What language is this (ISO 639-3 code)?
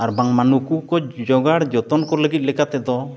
sat